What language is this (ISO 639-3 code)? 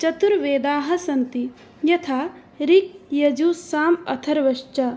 san